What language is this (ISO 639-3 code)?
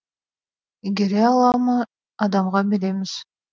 kaz